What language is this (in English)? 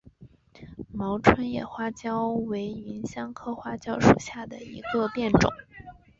Chinese